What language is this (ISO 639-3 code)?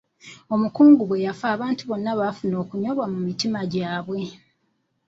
lug